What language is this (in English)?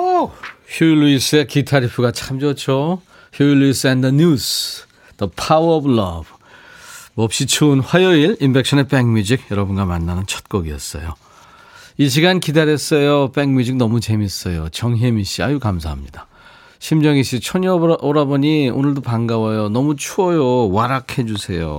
Korean